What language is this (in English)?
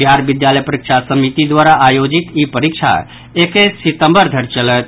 Maithili